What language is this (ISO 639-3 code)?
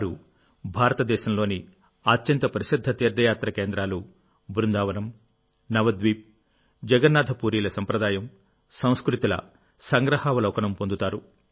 tel